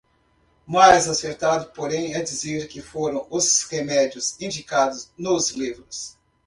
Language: Portuguese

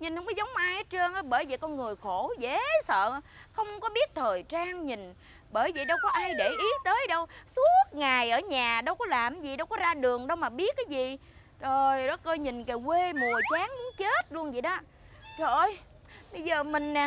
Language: Vietnamese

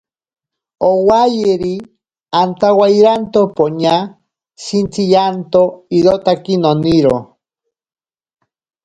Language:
Ashéninka Perené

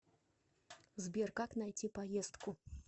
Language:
Russian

